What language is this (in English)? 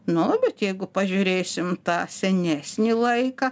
Lithuanian